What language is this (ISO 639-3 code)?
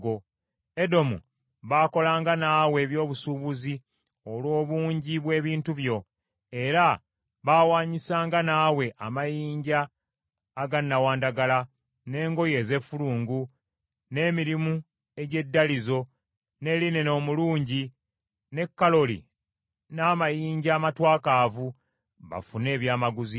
lug